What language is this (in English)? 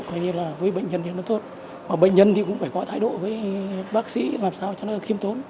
Vietnamese